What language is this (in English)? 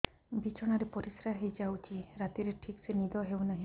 Odia